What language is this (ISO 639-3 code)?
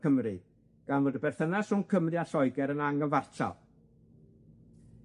cym